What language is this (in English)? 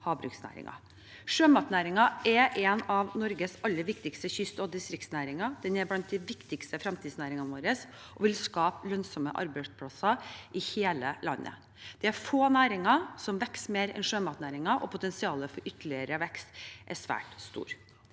Norwegian